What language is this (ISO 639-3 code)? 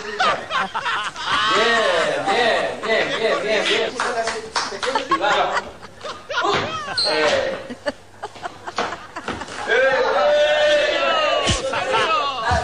spa